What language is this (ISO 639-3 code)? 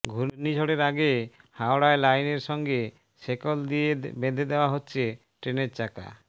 ben